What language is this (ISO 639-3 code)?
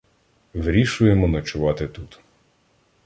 ukr